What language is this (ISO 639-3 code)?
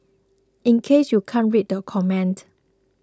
eng